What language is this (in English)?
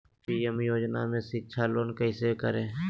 Magahi